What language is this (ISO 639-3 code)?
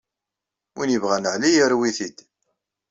kab